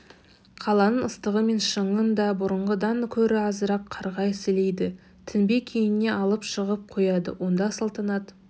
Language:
Kazakh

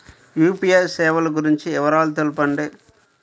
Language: Telugu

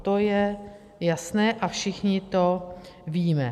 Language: Czech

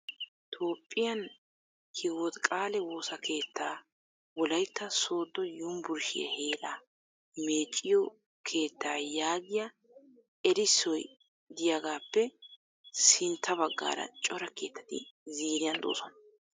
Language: Wolaytta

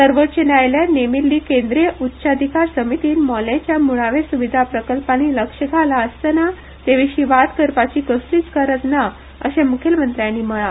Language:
Konkani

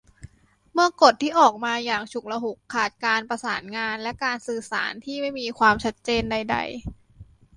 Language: Thai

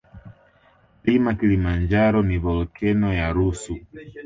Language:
Swahili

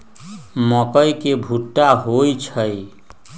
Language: Magahi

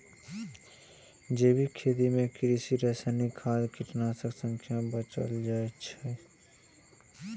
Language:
Maithili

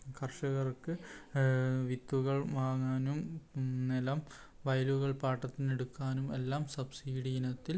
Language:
Malayalam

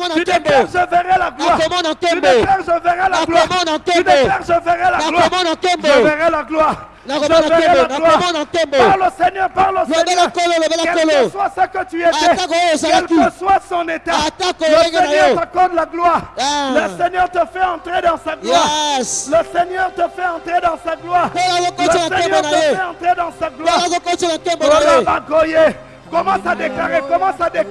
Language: French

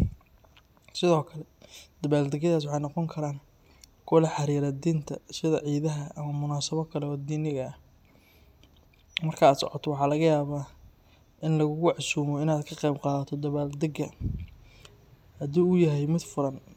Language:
Somali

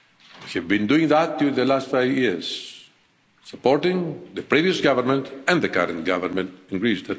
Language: English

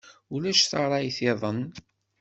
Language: Kabyle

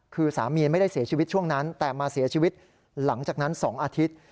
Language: Thai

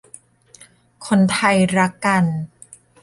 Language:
Thai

